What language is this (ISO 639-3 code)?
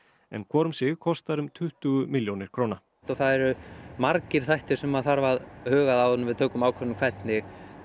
isl